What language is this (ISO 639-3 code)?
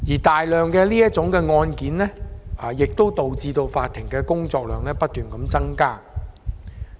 yue